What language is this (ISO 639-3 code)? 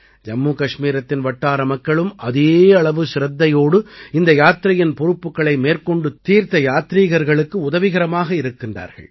tam